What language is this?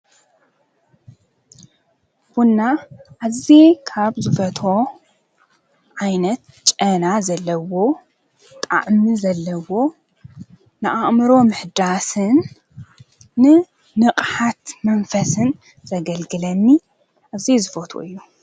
Tigrinya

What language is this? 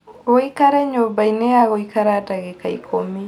Kikuyu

